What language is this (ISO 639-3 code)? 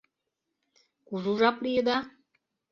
chm